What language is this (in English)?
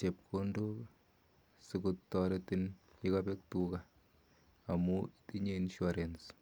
Kalenjin